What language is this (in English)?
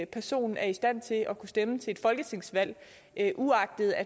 Danish